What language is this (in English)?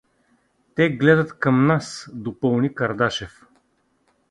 Bulgarian